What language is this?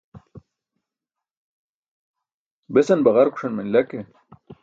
Burushaski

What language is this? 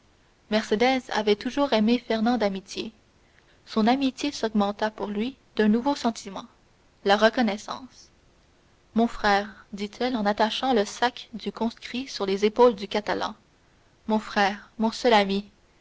French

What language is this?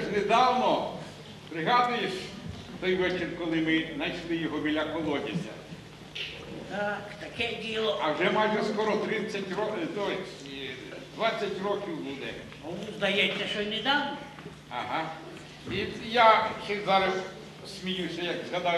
Ukrainian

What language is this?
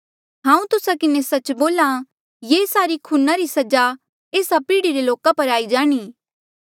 Mandeali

